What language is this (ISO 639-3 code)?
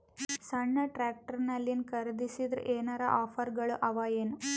kan